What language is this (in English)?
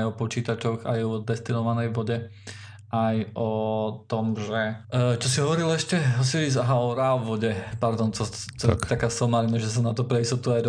Slovak